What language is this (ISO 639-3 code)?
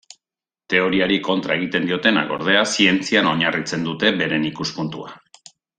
eus